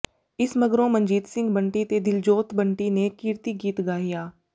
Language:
Punjabi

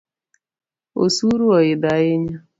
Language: Luo (Kenya and Tanzania)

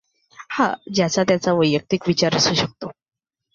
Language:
Marathi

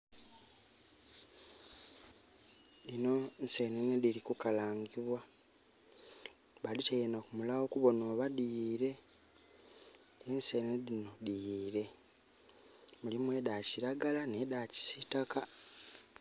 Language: Soga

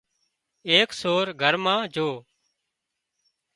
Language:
Wadiyara Koli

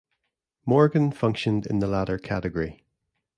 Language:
English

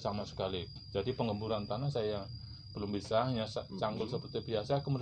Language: Indonesian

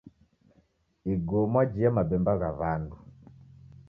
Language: Taita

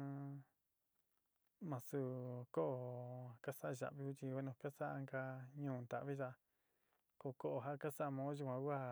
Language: Sinicahua Mixtec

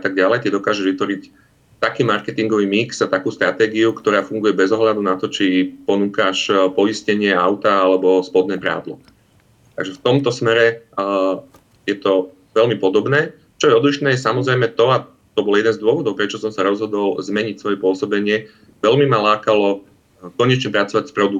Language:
Slovak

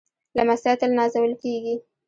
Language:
Pashto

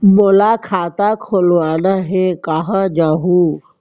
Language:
Chhattisgarhi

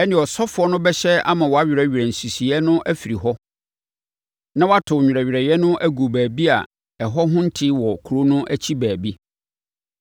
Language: Akan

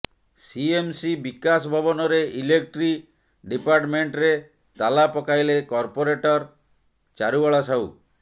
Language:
Odia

